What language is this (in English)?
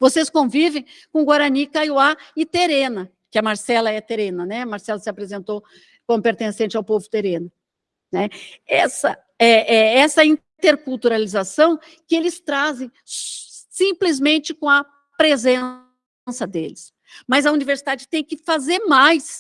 Portuguese